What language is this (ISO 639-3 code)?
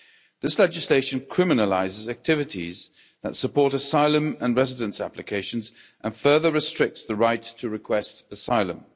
eng